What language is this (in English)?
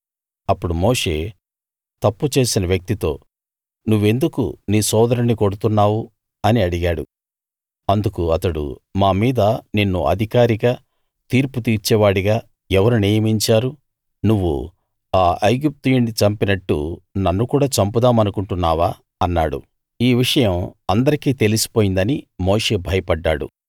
Telugu